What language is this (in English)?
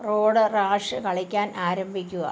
Malayalam